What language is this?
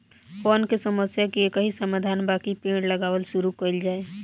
Bhojpuri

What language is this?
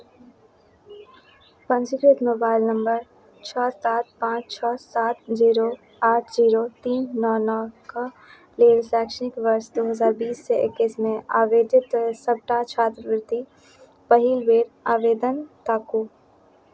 Maithili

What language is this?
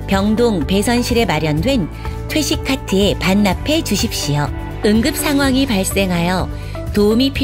Korean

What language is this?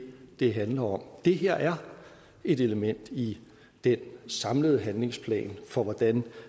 Danish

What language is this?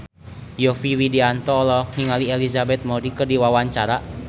Sundanese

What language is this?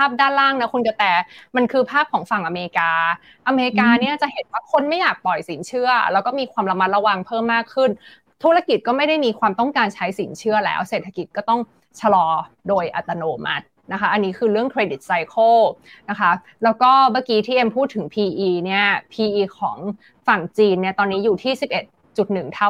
Thai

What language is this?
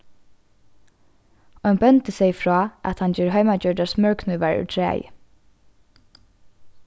Faroese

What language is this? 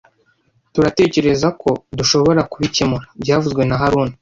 Kinyarwanda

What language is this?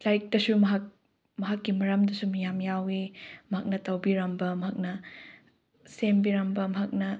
Manipuri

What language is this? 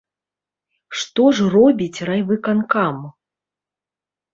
Belarusian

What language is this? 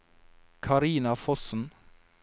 Norwegian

